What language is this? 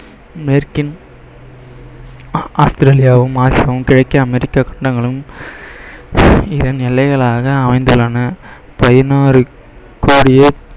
Tamil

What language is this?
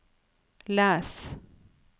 Norwegian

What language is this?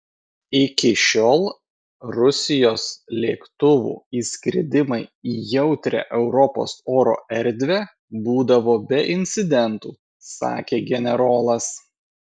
Lithuanian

